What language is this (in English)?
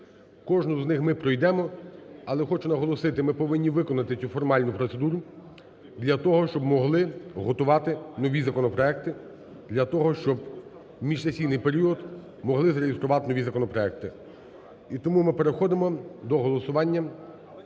Ukrainian